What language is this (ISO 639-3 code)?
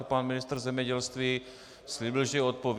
ces